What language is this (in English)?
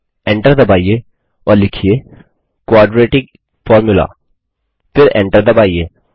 Hindi